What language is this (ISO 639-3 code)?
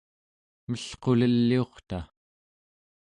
esu